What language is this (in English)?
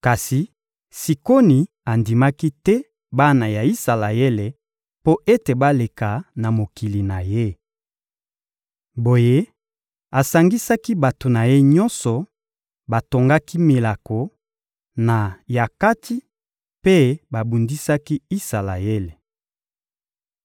Lingala